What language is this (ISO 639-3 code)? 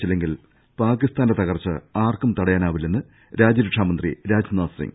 mal